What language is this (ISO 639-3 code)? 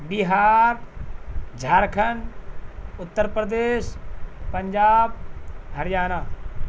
urd